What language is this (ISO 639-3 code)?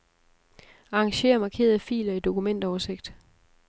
dan